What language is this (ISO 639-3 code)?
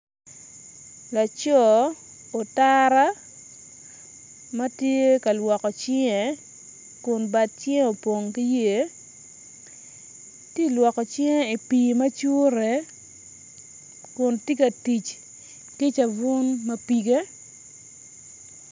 ach